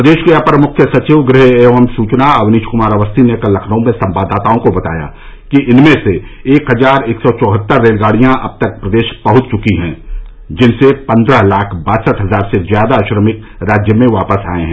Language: Hindi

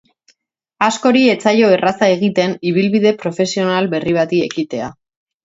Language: Basque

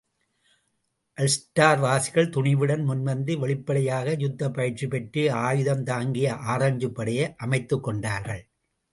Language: Tamil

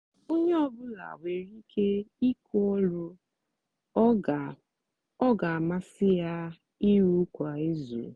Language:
Igbo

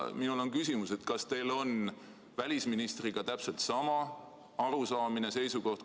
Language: Estonian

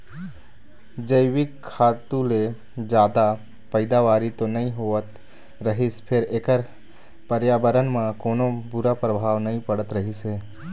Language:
Chhattisgarhi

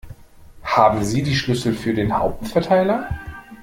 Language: German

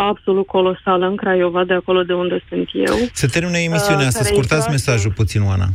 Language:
Romanian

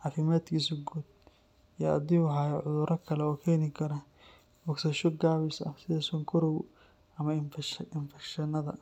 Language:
Somali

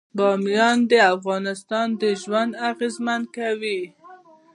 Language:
Pashto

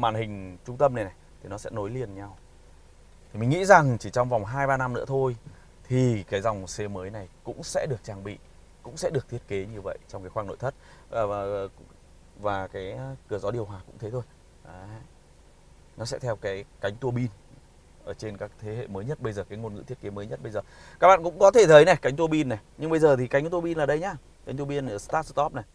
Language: Vietnamese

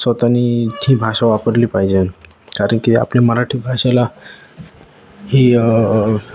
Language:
Marathi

